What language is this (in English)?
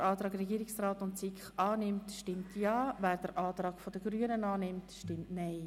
Swiss German